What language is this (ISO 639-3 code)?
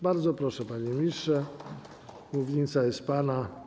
pol